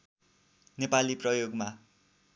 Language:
Nepali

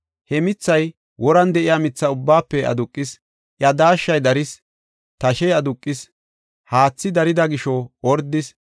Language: Gofa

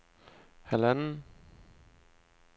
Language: Danish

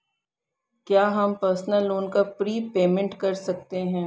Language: Hindi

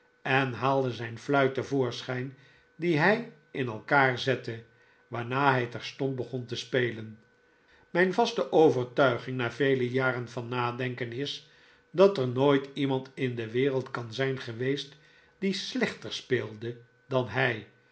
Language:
Dutch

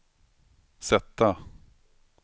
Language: Swedish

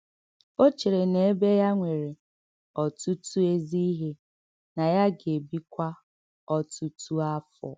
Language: Igbo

